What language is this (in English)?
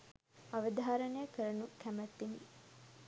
Sinhala